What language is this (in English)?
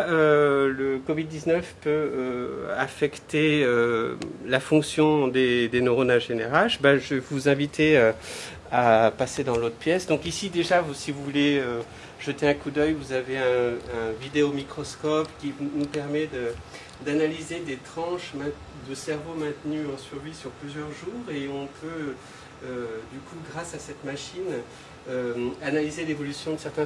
French